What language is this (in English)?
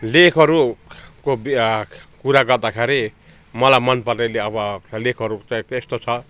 Nepali